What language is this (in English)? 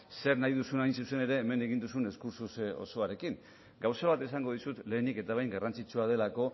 Basque